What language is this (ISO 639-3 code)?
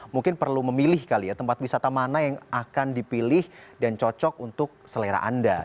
ind